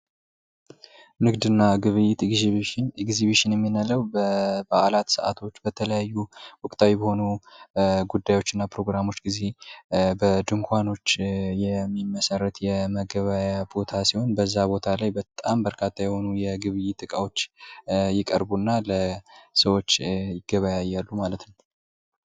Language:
Amharic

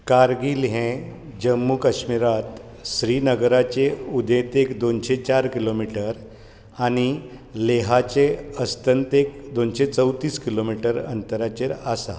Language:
Konkani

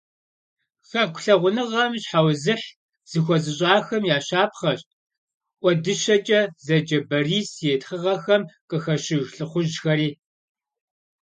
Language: Kabardian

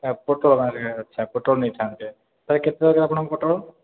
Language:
Odia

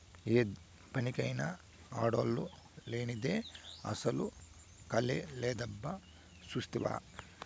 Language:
Telugu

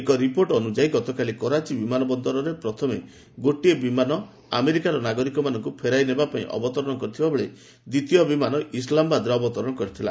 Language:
Odia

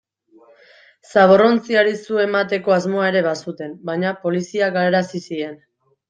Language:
Basque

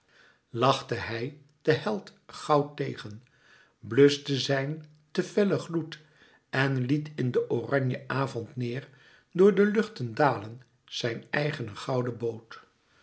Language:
Dutch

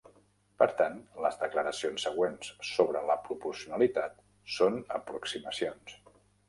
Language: Catalan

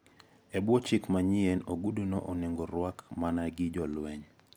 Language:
Luo (Kenya and Tanzania)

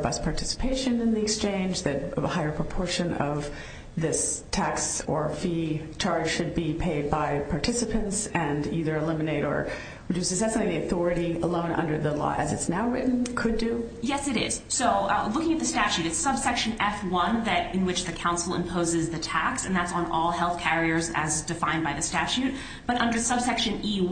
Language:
English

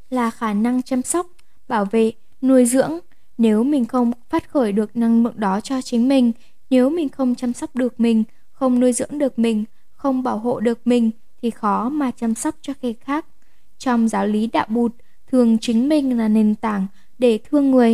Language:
Vietnamese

